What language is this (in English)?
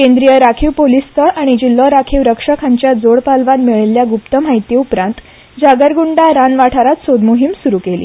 Konkani